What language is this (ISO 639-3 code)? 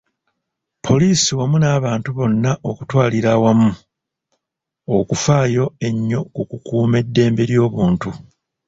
lug